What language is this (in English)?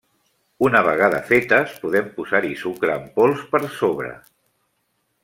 Catalan